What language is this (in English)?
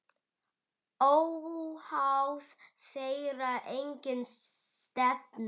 Icelandic